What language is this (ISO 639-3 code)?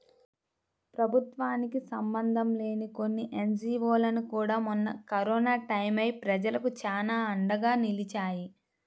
tel